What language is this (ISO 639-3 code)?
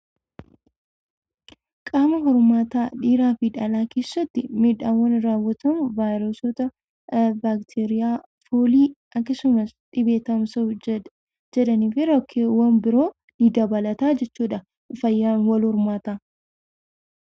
orm